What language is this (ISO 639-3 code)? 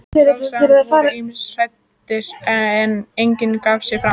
isl